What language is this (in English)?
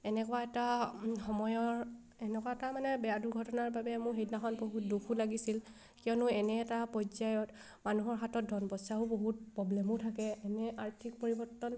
Assamese